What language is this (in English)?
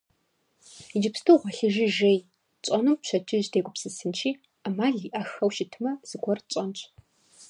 Kabardian